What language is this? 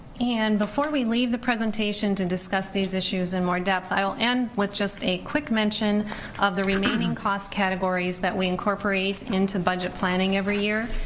English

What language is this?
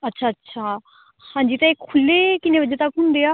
Punjabi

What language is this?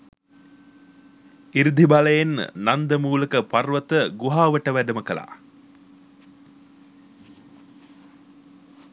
Sinhala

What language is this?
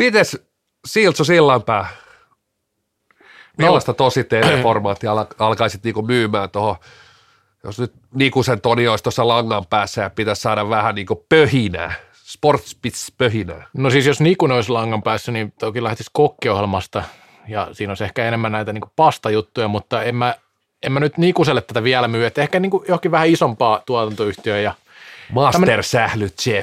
Finnish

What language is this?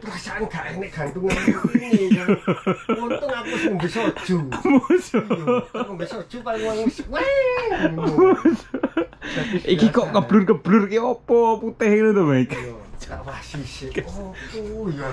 Indonesian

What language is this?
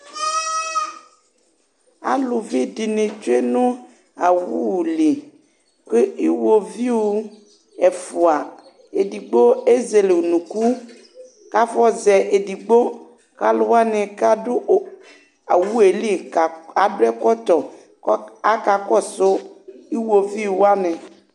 Ikposo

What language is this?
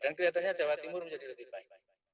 Indonesian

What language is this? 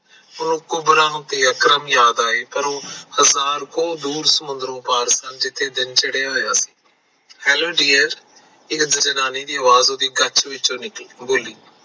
Punjabi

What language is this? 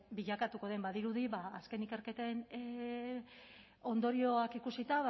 Basque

